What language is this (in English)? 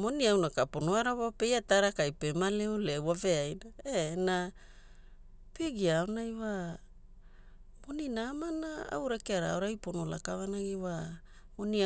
Hula